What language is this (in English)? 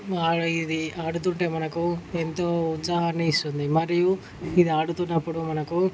Telugu